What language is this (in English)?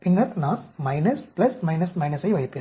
Tamil